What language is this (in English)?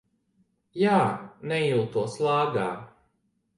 Latvian